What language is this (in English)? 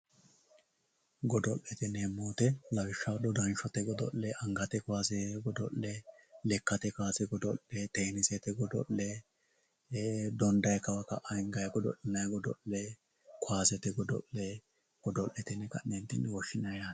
Sidamo